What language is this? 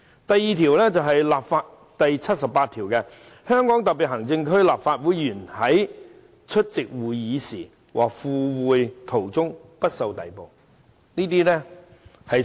Cantonese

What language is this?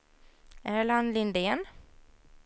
Swedish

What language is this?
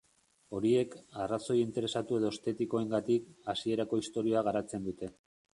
Basque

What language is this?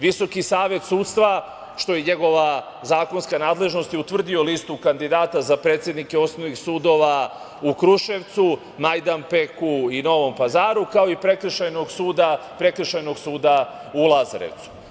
Serbian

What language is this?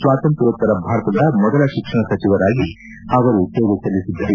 Kannada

